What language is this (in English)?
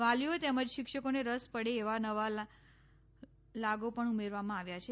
Gujarati